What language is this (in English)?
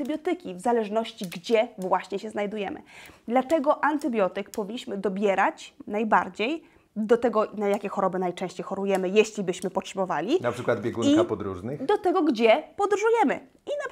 Polish